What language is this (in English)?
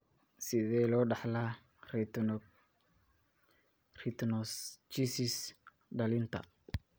Somali